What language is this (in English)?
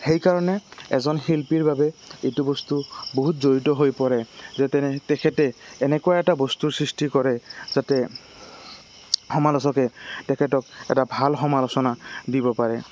Assamese